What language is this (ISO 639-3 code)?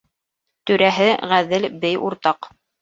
bak